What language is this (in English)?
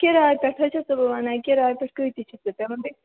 Kashmiri